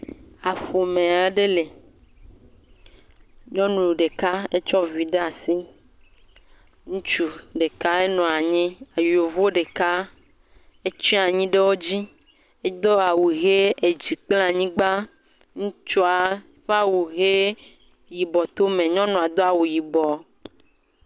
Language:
Ewe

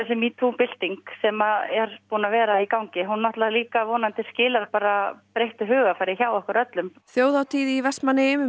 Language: Icelandic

